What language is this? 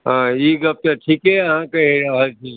Maithili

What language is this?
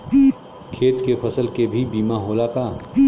Bhojpuri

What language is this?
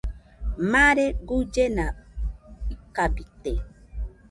Nüpode Huitoto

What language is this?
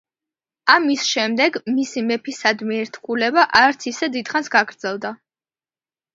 Georgian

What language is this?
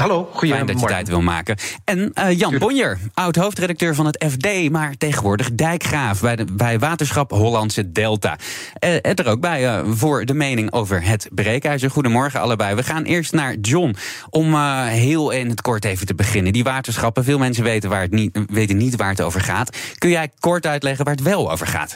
Dutch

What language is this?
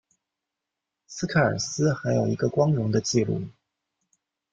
Chinese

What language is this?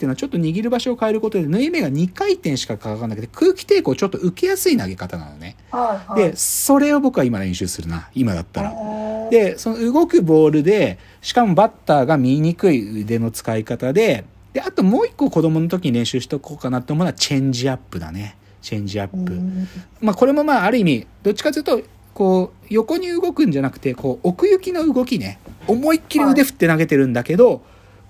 Japanese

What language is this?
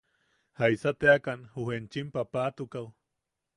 Yaqui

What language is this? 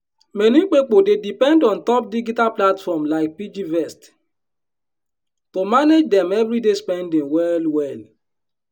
Nigerian Pidgin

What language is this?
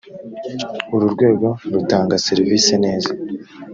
Kinyarwanda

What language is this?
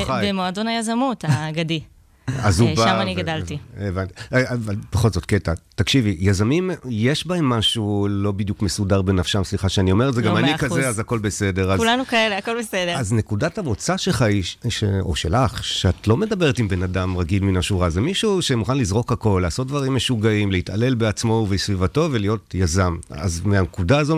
Hebrew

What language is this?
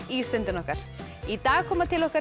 Icelandic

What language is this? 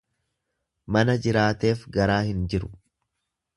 Oromo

